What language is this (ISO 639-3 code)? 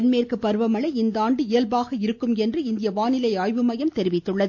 tam